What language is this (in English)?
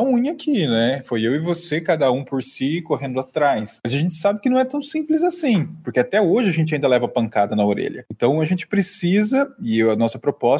Portuguese